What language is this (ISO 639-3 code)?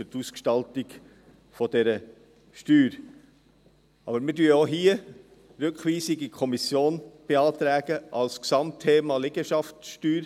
gsw